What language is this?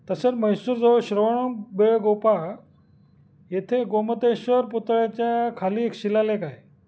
Marathi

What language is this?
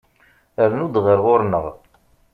Kabyle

